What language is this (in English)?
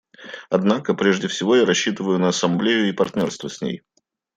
Russian